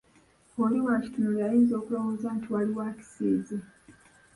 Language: Ganda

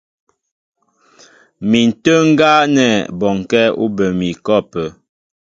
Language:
Mbo (Cameroon)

